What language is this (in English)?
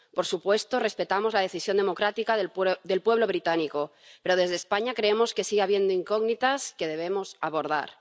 Spanish